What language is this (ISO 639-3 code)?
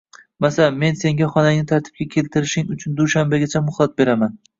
uzb